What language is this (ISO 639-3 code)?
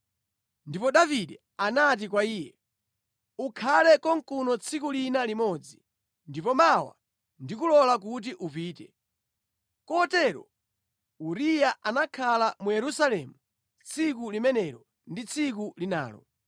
nya